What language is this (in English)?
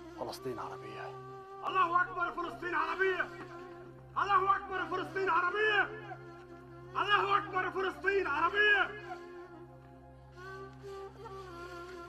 Arabic